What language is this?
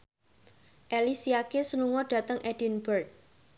Javanese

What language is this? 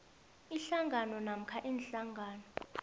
South Ndebele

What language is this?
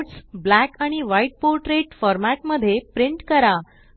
Marathi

